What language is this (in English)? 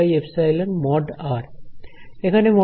Bangla